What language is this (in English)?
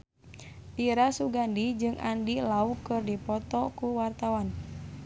Sundanese